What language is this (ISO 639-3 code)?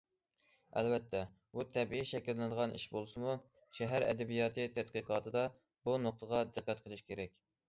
uig